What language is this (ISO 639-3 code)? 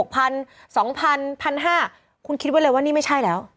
tha